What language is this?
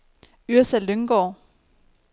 Danish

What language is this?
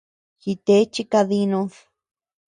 Tepeuxila Cuicatec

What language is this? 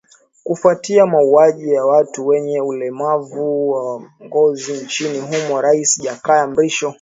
Swahili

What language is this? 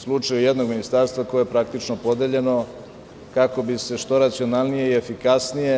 Serbian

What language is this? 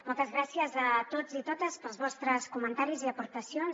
Catalan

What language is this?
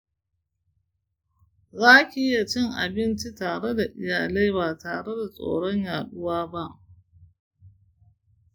Hausa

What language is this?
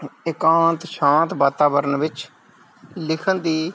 Punjabi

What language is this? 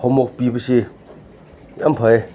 Manipuri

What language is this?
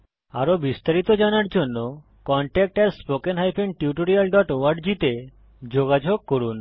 Bangla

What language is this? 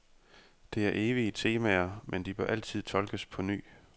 Danish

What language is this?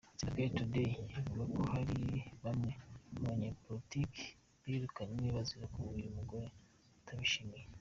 Kinyarwanda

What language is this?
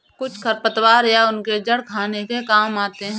Hindi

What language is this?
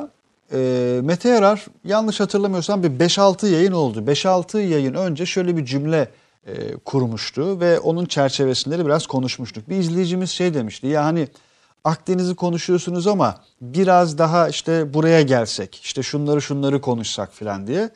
Turkish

